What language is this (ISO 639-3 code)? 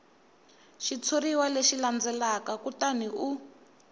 tso